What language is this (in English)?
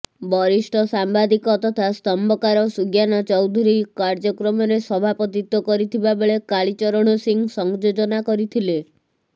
Odia